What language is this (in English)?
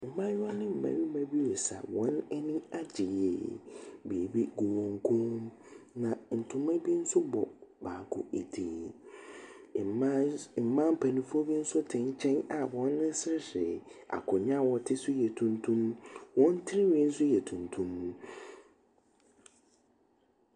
Akan